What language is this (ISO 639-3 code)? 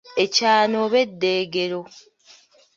lug